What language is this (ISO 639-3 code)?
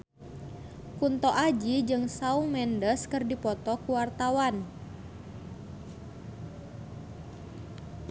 sun